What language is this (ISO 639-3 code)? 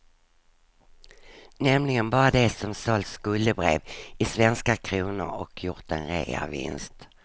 swe